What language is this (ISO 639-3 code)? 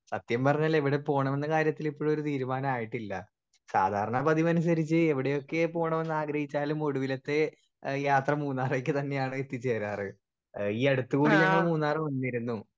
mal